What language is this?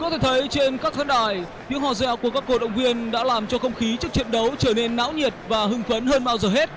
Vietnamese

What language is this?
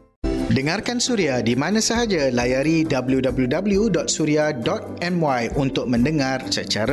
Malay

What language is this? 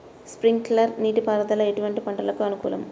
Telugu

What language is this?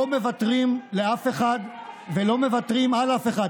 Hebrew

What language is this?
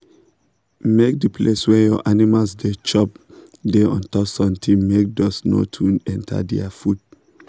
Nigerian Pidgin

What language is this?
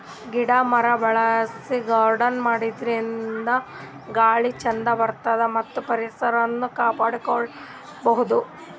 Kannada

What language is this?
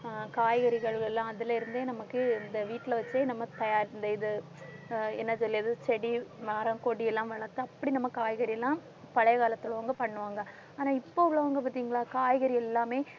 Tamil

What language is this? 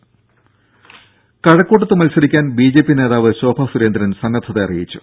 Malayalam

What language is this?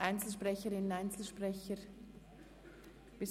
Swiss German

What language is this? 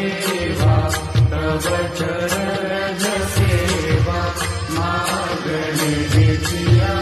Marathi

